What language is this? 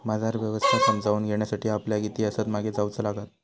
Marathi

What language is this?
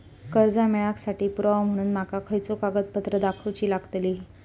Marathi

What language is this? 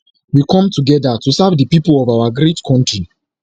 Nigerian Pidgin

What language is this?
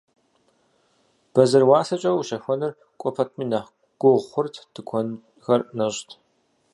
Kabardian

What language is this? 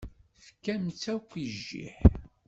Kabyle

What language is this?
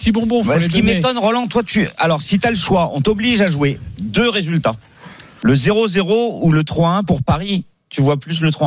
French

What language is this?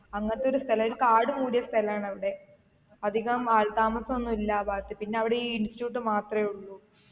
Malayalam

